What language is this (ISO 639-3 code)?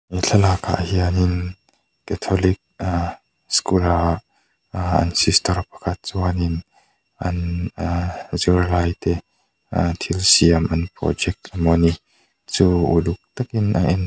lus